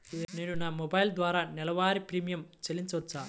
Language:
Telugu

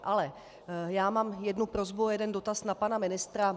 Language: Czech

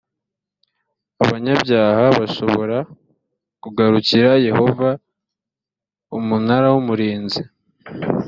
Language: Kinyarwanda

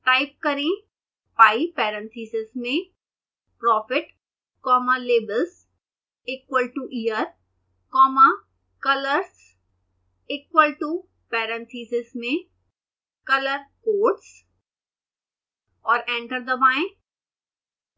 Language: Hindi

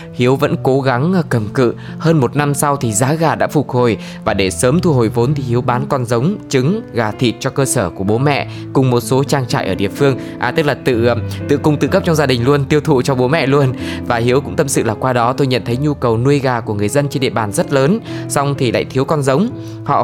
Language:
Vietnamese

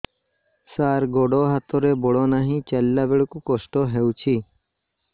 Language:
Odia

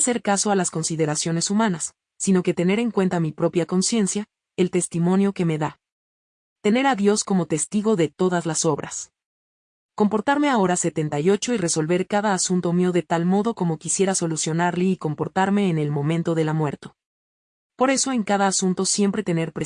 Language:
Spanish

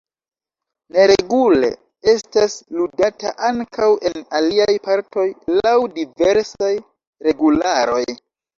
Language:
Esperanto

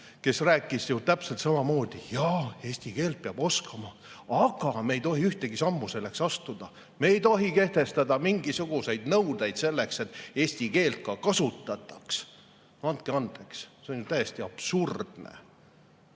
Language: Estonian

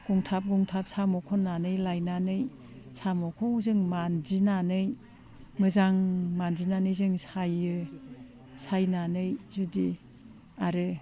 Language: Bodo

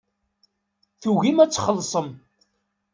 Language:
Kabyle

